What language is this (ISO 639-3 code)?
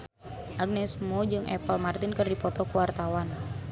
sun